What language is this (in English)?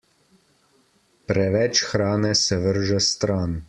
Slovenian